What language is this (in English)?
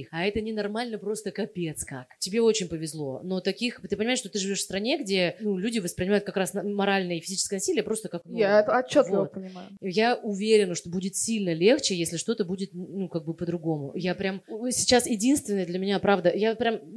Russian